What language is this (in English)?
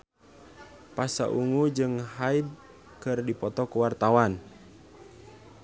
Sundanese